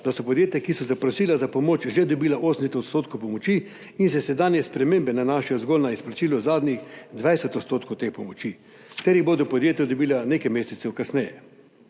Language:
Slovenian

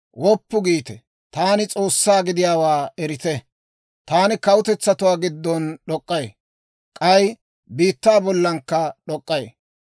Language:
Dawro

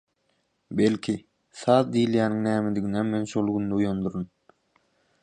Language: Turkmen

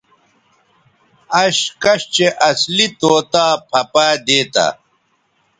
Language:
Bateri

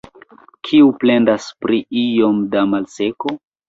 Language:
Esperanto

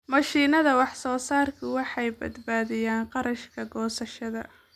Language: Somali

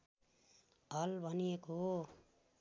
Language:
Nepali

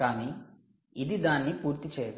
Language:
Telugu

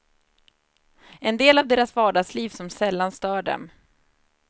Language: Swedish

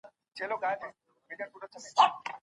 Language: Pashto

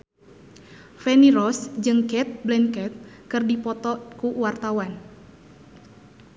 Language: Sundanese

